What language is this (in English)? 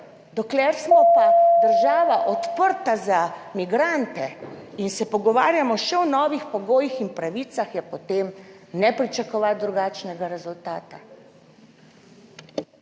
Slovenian